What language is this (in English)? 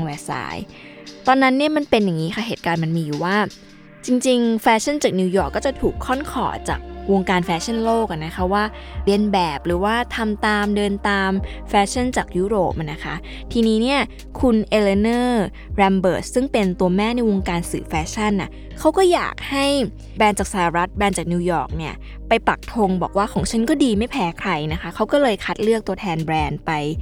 Thai